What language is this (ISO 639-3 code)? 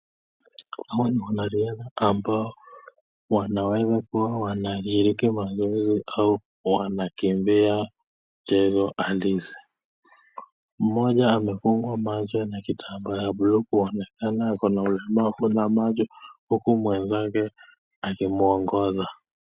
swa